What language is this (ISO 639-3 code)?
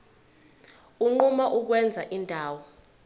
zul